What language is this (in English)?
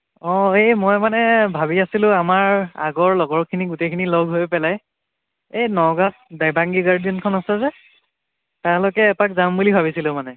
Assamese